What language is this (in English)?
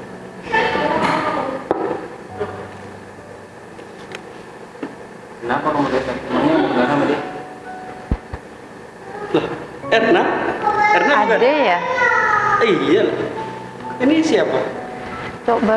Indonesian